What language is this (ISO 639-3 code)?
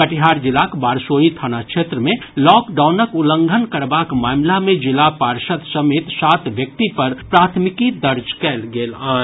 mai